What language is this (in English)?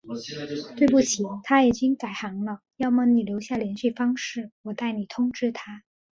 Chinese